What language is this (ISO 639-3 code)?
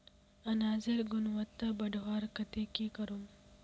mag